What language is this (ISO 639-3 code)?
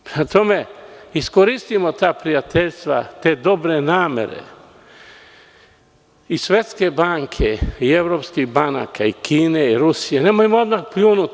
srp